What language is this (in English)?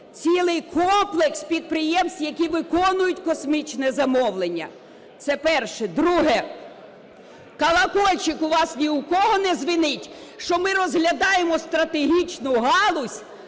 Ukrainian